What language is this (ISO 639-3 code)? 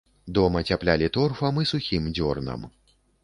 bel